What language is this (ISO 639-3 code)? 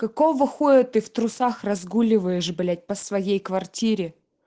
rus